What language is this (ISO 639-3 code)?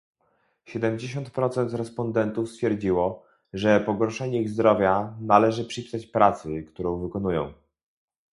pol